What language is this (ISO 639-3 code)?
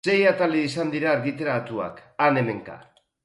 eus